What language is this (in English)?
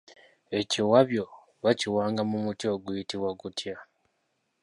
Ganda